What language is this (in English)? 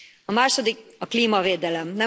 Hungarian